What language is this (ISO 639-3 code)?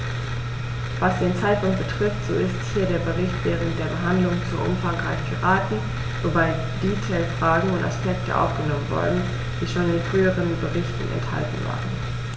deu